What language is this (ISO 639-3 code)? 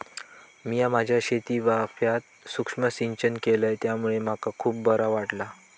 mar